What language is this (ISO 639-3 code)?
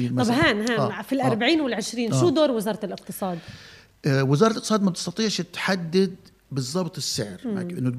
ara